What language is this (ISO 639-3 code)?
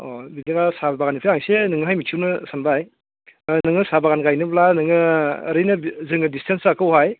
brx